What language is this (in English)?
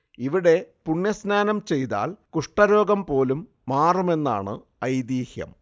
Malayalam